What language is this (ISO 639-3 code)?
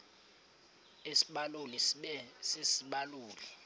xho